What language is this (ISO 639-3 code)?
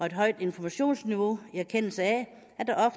dan